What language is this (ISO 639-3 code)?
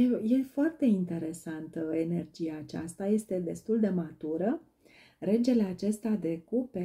ron